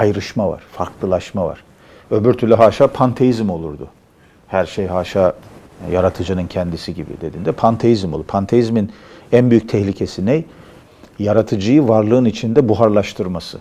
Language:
Turkish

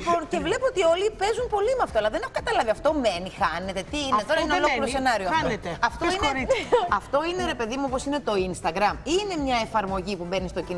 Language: Greek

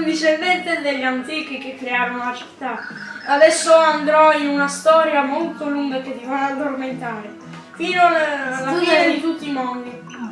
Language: Italian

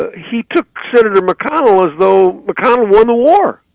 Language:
English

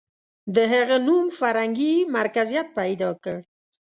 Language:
Pashto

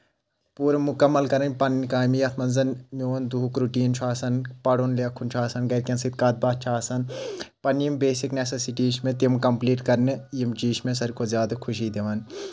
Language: Kashmiri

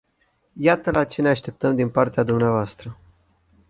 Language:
Romanian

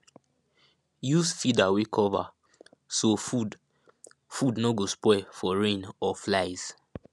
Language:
Nigerian Pidgin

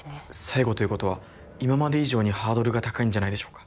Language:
Japanese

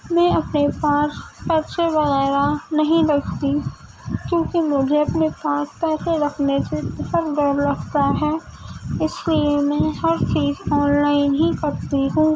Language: Urdu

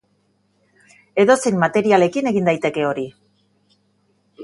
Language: Basque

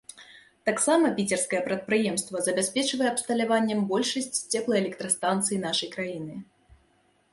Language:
Belarusian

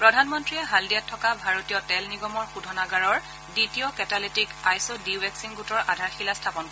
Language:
Assamese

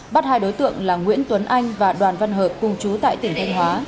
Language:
Vietnamese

